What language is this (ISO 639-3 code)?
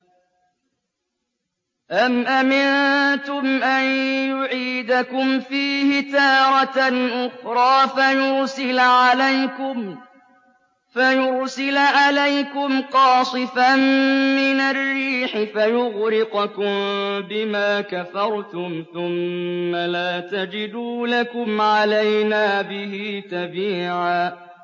ara